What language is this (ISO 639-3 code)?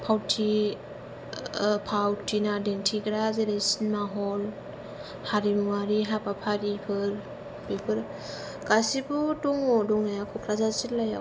brx